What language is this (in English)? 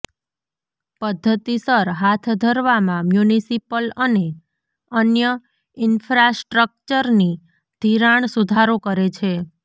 Gujarati